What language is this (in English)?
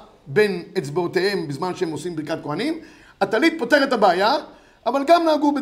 Hebrew